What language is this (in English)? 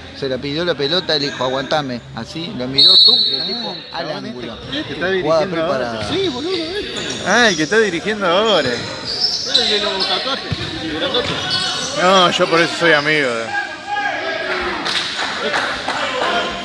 Spanish